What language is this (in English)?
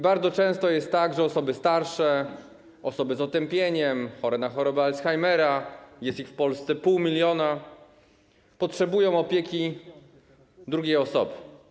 Polish